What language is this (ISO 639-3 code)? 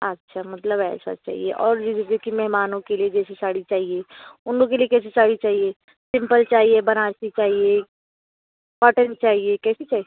hin